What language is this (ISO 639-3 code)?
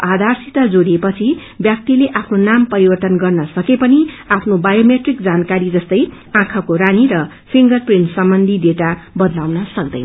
nep